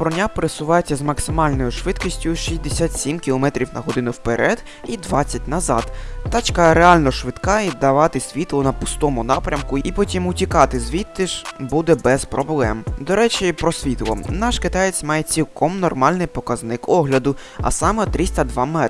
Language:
Ukrainian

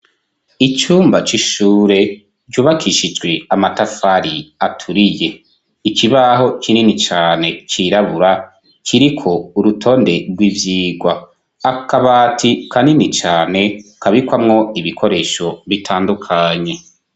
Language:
Rundi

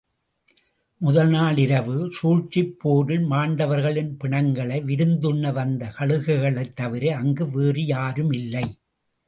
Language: Tamil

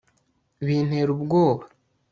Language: Kinyarwanda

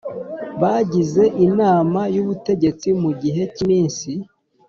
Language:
Kinyarwanda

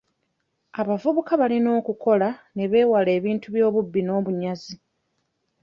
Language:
Ganda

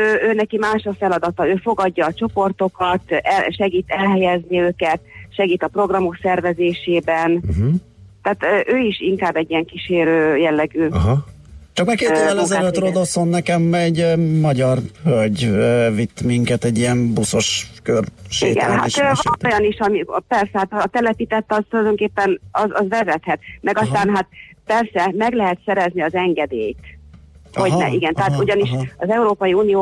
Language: Hungarian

